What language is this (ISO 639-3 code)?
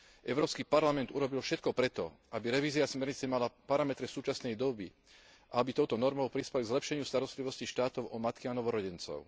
slk